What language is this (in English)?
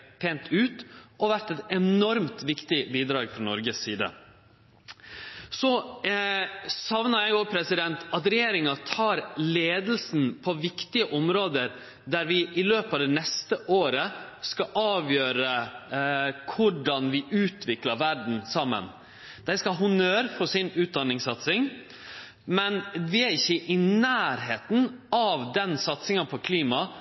Norwegian Nynorsk